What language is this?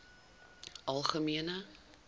Afrikaans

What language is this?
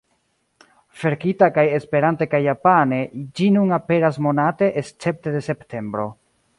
Esperanto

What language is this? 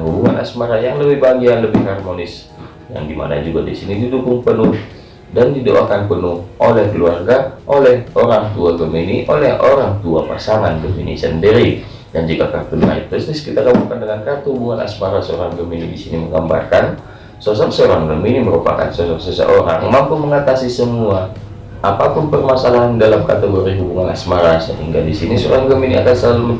Indonesian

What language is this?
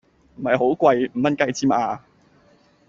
Cantonese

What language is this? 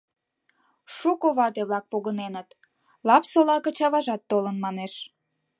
Mari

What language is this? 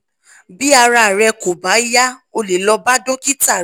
Yoruba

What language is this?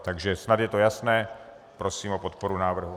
Czech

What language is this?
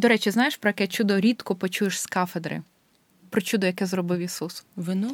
Ukrainian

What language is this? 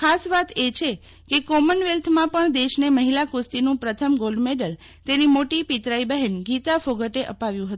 Gujarati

